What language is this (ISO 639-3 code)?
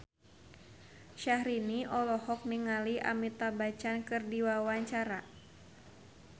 sun